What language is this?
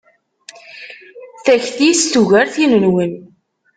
Kabyle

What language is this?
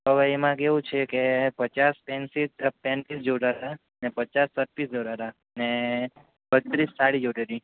Gujarati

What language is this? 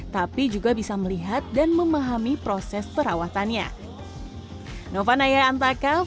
Indonesian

